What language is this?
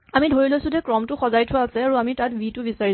Assamese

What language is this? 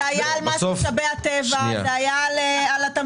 Hebrew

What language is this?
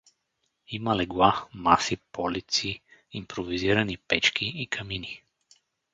Bulgarian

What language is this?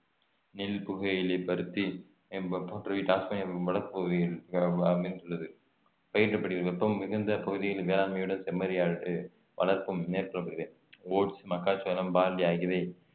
Tamil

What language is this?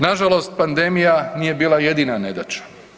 Croatian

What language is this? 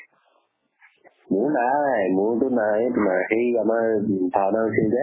Assamese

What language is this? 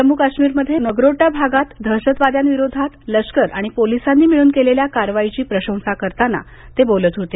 Marathi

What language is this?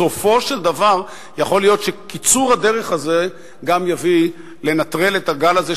Hebrew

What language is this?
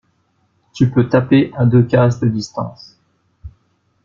French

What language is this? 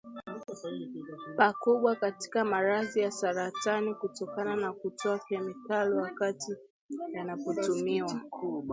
Swahili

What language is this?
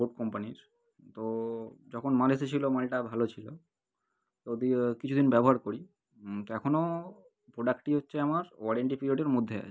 Bangla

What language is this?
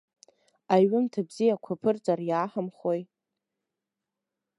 Abkhazian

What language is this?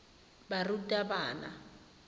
Tswana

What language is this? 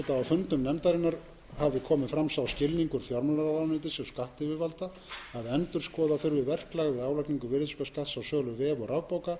Icelandic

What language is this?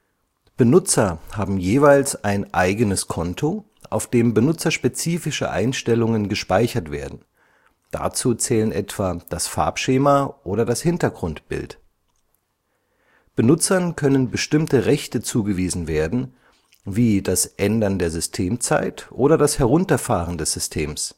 German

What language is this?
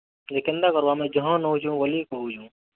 Odia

